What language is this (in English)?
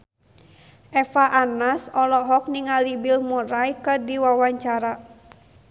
Sundanese